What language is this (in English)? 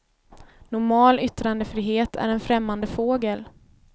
Swedish